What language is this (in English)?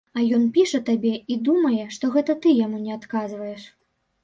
Belarusian